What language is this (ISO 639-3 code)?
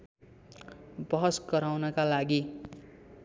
nep